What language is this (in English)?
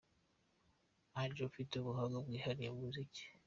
Kinyarwanda